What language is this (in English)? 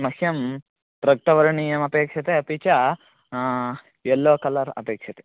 Sanskrit